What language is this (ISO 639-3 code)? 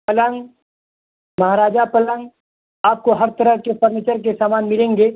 urd